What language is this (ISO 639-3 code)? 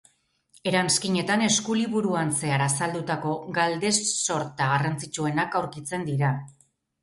eus